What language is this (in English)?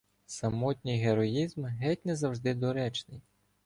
Ukrainian